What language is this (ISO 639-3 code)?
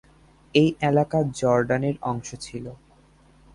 ben